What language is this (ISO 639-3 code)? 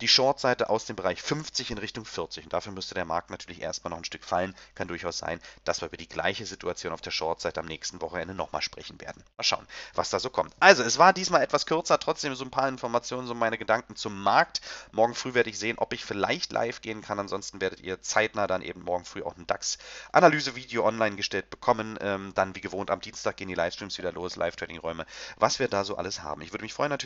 deu